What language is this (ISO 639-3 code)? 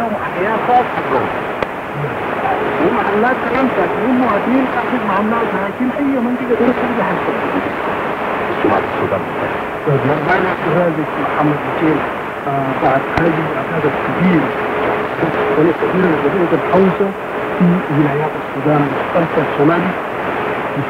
ara